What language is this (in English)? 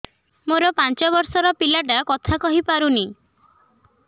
Odia